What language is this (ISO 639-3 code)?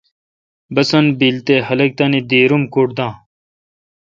xka